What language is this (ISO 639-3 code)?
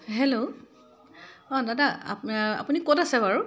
asm